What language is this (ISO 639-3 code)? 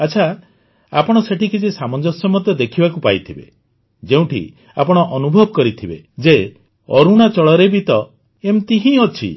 ori